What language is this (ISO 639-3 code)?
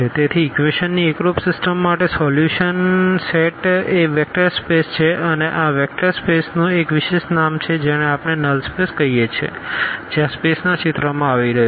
guj